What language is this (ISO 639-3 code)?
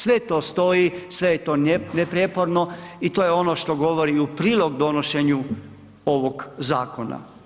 hrv